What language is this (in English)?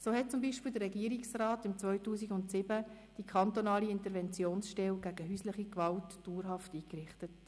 Swiss German